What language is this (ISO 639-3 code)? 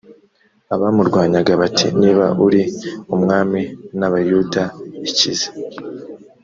kin